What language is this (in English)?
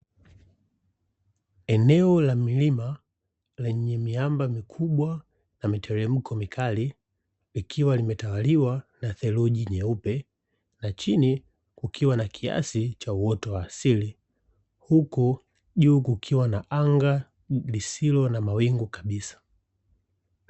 Swahili